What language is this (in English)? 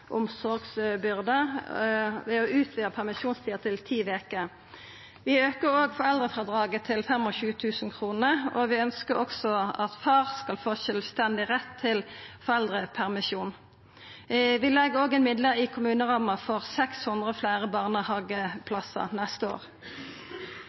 Norwegian Nynorsk